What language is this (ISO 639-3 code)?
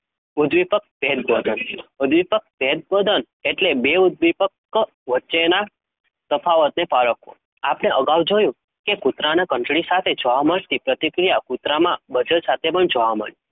guj